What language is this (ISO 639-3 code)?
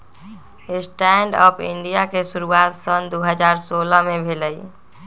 mag